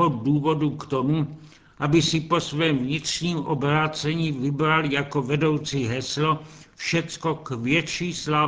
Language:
Czech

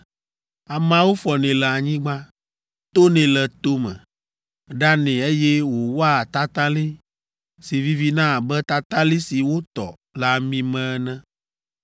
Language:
Ewe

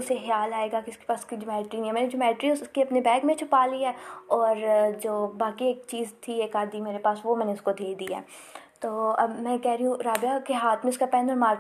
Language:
Urdu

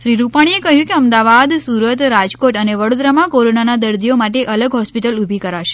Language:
Gujarati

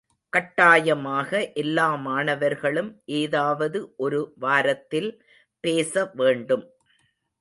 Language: Tamil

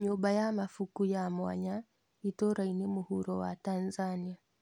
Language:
Kikuyu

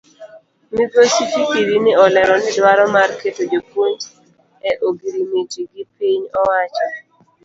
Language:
Luo (Kenya and Tanzania)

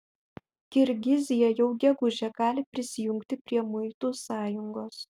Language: Lithuanian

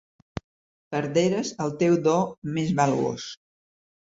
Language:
Catalan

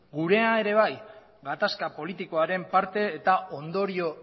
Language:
Basque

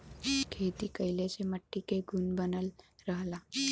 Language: Bhojpuri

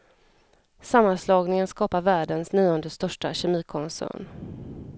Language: Swedish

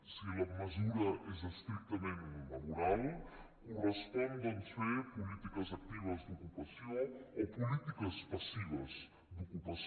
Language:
Catalan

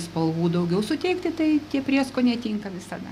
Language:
Lithuanian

